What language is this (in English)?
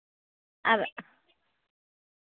Santali